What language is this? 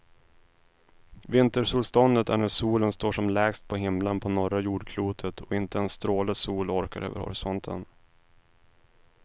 Swedish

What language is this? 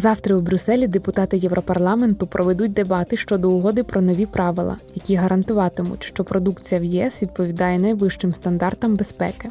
Ukrainian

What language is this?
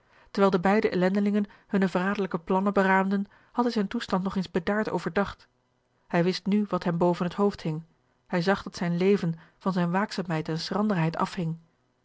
Dutch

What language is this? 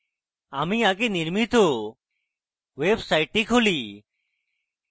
Bangla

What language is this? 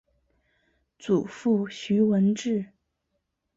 Chinese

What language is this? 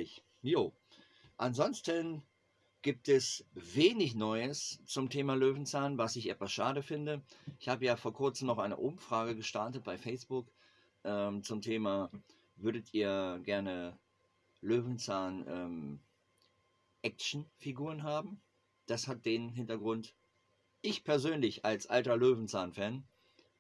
German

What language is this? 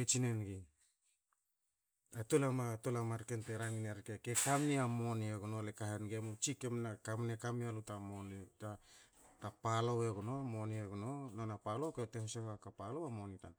Hakö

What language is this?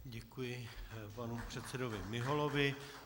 Czech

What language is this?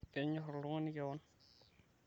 Masai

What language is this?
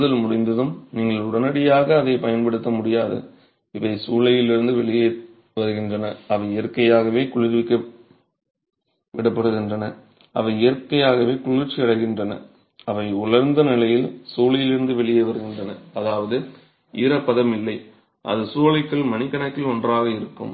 Tamil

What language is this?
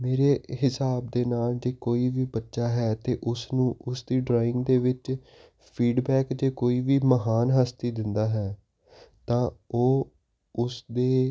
Punjabi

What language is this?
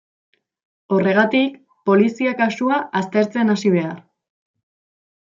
Basque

